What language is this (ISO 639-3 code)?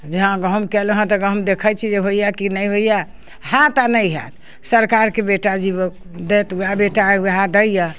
mai